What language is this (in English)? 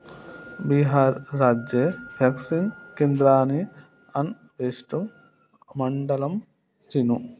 Sanskrit